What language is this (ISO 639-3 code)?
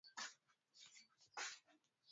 swa